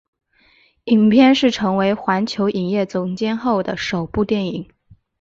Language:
Chinese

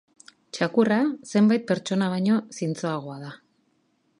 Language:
Basque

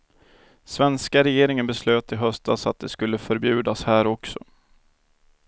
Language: Swedish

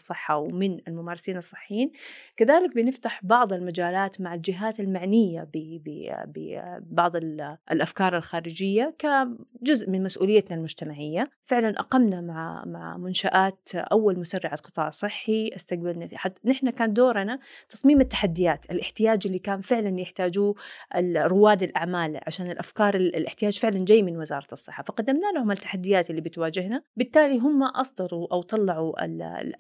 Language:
Arabic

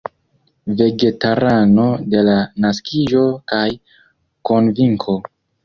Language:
Esperanto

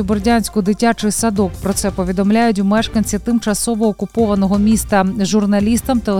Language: Ukrainian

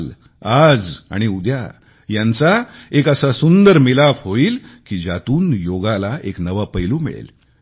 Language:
Marathi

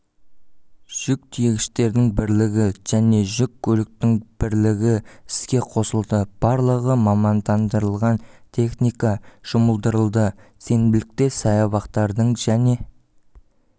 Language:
Kazakh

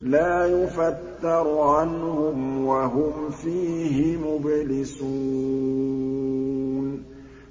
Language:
Arabic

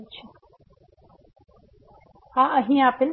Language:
Gujarati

